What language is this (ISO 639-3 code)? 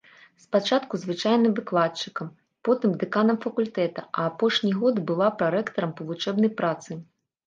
bel